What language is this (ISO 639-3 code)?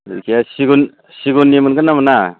brx